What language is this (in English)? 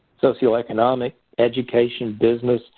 English